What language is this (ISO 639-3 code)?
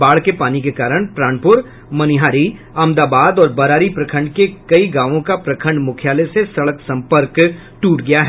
hin